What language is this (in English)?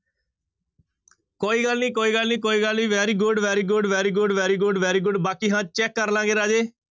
Punjabi